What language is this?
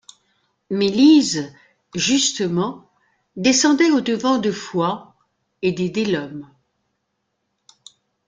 French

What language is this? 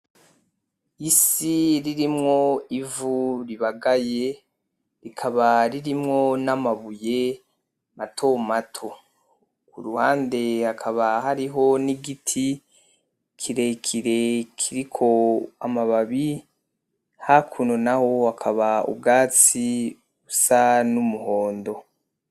Rundi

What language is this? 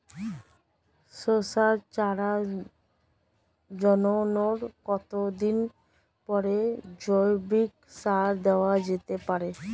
Bangla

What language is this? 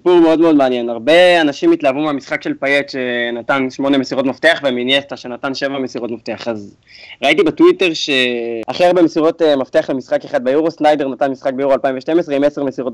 Hebrew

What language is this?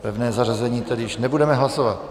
Czech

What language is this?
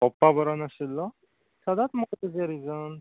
Konkani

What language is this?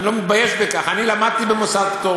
Hebrew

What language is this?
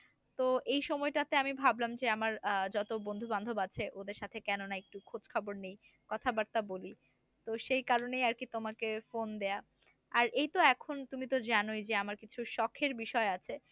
Bangla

